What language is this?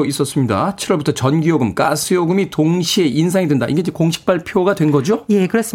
Korean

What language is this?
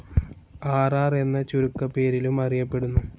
Malayalam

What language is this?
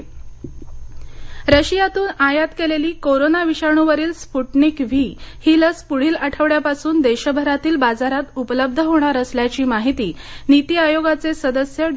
Marathi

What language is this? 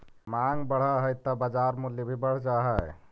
Magahi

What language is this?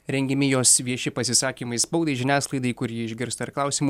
Lithuanian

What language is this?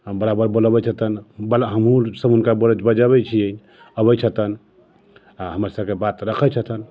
Maithili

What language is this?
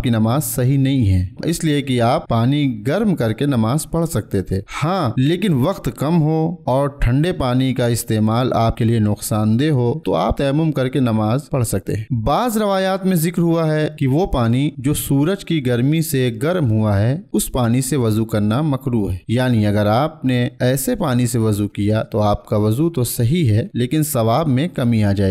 Hindi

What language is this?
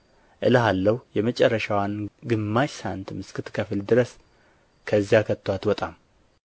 Amharic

